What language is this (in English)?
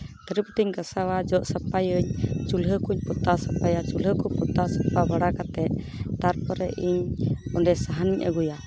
Santali